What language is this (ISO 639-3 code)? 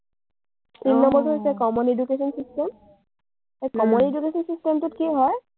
asm